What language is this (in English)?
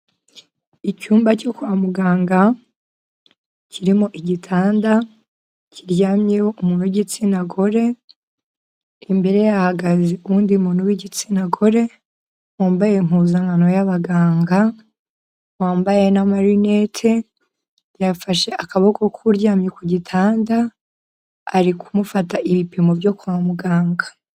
Kinyarwanda